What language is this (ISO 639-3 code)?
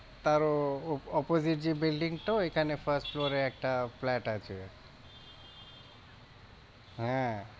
ben